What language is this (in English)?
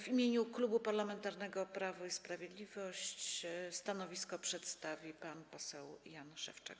Polish